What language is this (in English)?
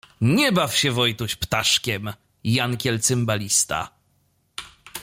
Polish